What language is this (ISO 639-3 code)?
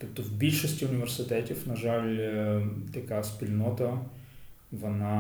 ukr